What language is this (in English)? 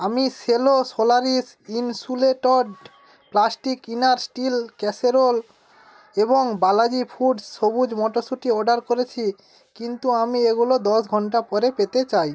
Bangla